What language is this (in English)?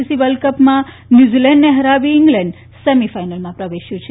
Gujarati